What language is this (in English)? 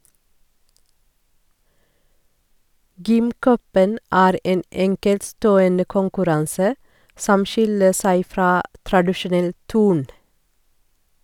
Norwegian